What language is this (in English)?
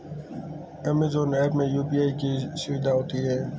Hindi